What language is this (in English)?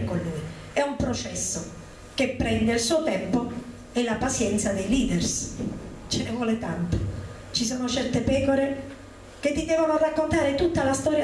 Italian